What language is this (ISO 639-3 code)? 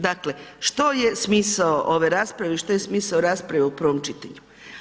hrv